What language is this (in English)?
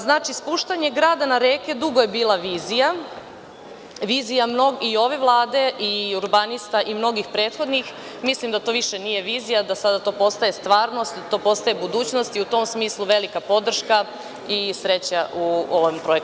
Serbian